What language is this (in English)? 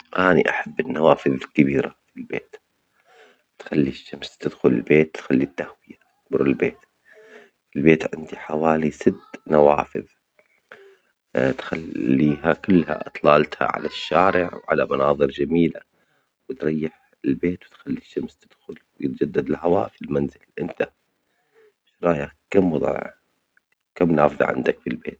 Omani Arabic